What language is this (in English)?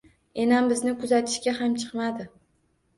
Uzbek